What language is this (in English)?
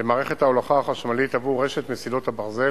Hebrew